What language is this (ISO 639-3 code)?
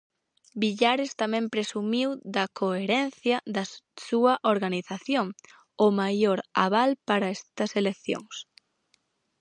glg